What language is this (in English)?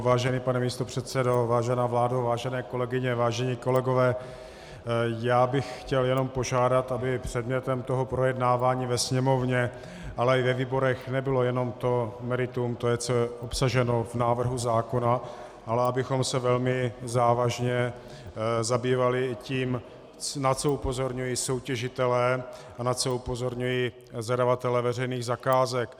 Czech